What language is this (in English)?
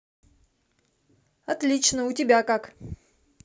Russian